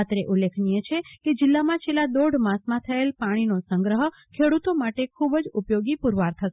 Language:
Gujarati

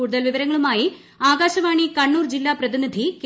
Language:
Malayalam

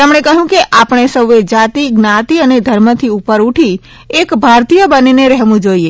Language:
Gujarati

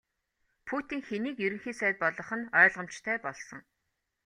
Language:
Mongolian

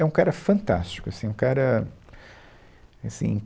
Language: Portuguese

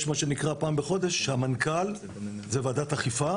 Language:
Hebrew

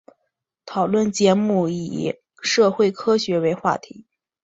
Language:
Chinese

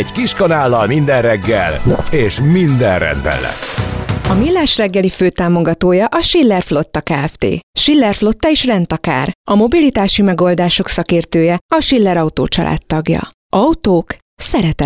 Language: Hungarian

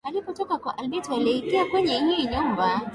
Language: Swahili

